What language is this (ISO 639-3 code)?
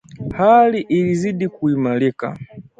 swa